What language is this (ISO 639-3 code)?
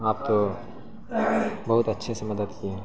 urd